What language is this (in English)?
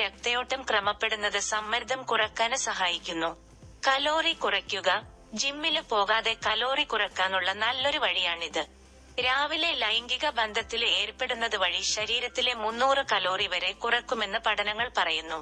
Malayalam